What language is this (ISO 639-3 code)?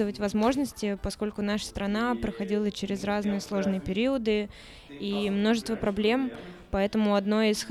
rus